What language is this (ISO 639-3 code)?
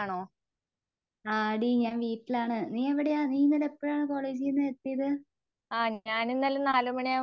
mal